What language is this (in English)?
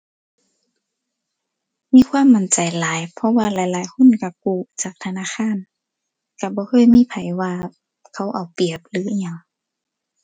Thai